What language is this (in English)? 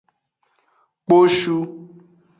Aja (Benin)